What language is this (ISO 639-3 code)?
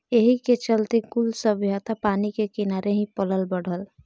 bho